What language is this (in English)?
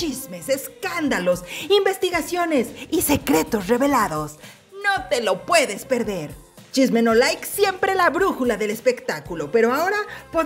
Spanish